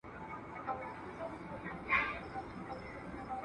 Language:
Pashto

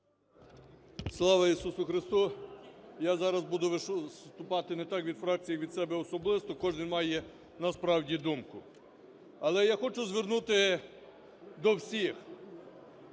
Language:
Ukrainian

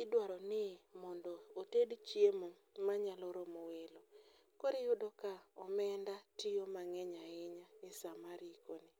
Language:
Luo (Kenya and Tanzania)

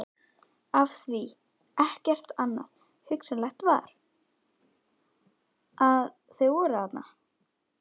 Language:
Icelandic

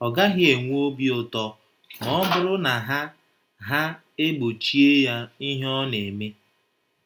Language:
Igbo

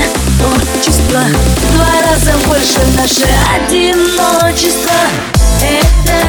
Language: Russian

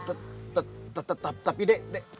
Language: Indonesian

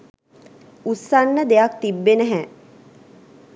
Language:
Sinhala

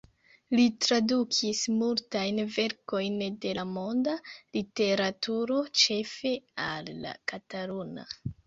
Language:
Esperanto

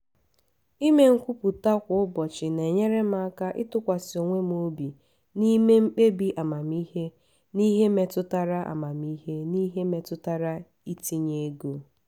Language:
Igbo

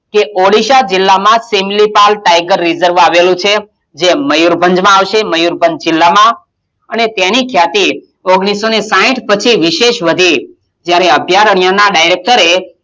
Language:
Gujarati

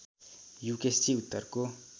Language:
Nepali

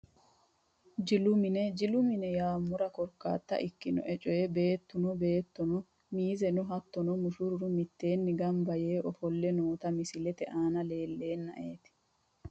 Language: Sidamo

